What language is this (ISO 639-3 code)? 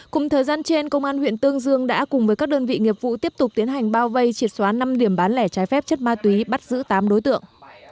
vie